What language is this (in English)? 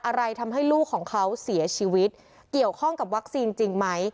Thai